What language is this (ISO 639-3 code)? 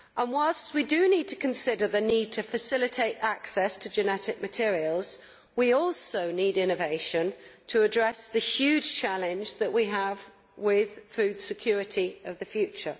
eng